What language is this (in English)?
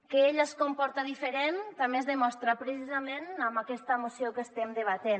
Catalan